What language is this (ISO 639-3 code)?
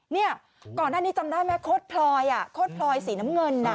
tha